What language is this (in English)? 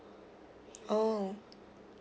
English